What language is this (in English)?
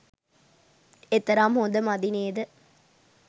Sinhala